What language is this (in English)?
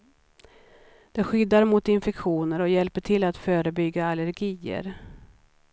Swedish